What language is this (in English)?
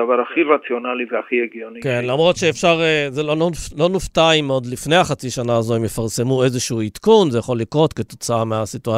Hebrew